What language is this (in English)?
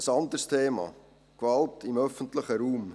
Swiss German